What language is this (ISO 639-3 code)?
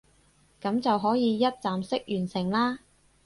yue